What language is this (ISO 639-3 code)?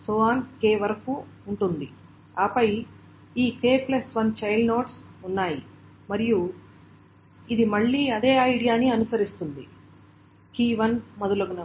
tel